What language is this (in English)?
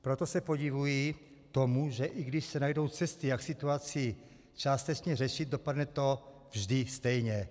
Czech